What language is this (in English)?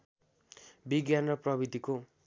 Nepali